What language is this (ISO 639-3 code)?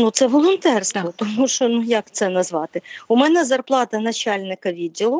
ukr